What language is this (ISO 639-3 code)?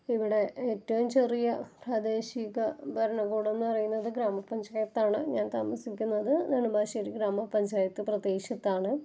mal